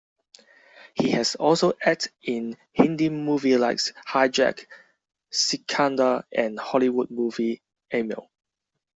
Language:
English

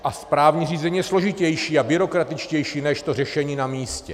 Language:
Czech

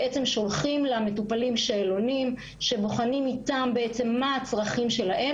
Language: Hebrew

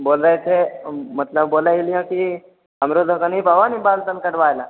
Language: Maithili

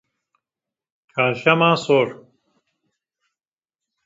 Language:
Kurdish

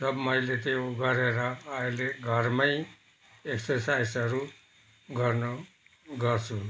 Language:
Nepali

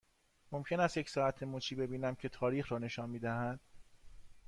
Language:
Persian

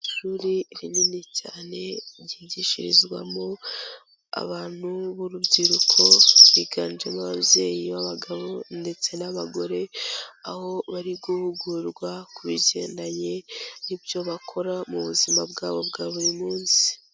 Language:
Kinyarwanda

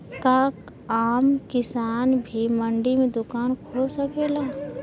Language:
Bhojpuri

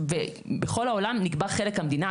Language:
Hebrew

